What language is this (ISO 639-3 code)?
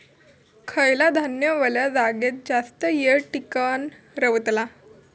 mar